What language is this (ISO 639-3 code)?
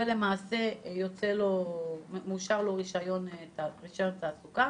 heb